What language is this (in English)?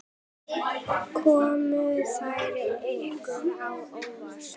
Icelandic